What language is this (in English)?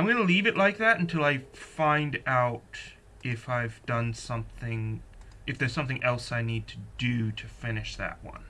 English